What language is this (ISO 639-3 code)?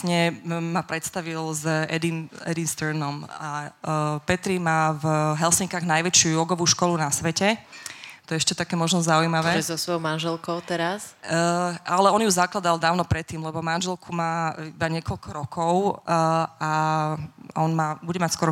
slk